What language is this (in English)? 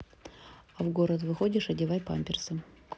Russian